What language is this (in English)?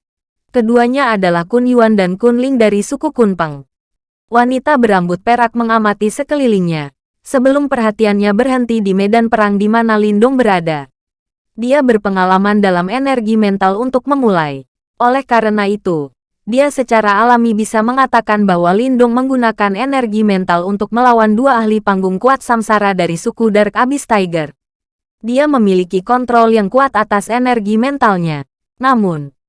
Indonesian